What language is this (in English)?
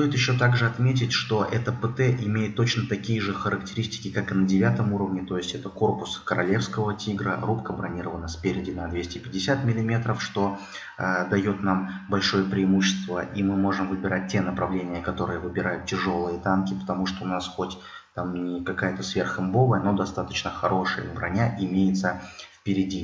Russian